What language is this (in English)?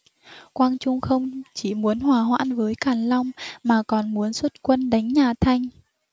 Vietnamese